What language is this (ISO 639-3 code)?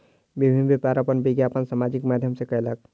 mai